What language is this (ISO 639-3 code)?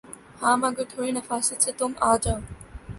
urd